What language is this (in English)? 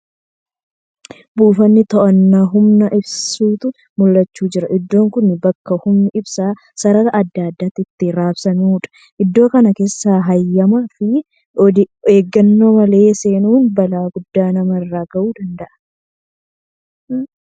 Oromo